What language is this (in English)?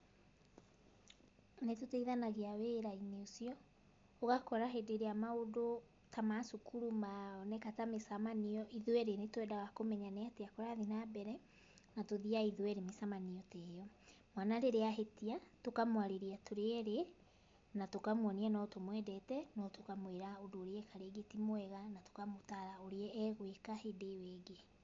Kikuyu